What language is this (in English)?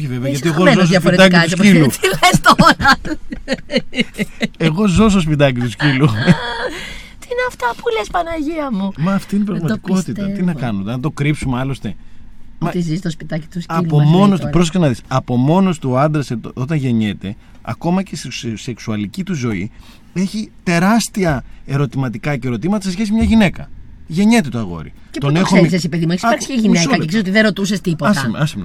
Greek